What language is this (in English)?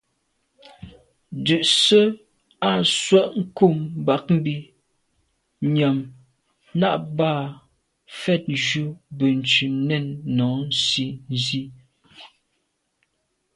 Medumba